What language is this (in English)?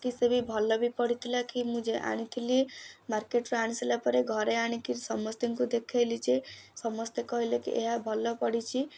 Odia